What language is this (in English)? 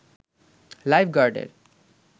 Bangla